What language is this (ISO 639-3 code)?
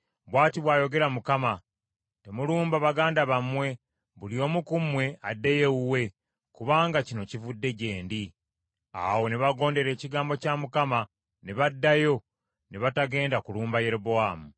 lug